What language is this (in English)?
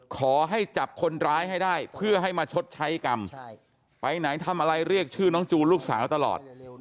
Thai